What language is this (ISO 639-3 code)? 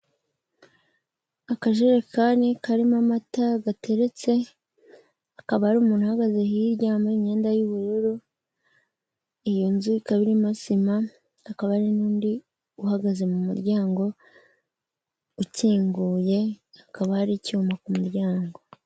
kin